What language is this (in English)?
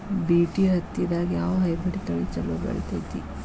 Kannada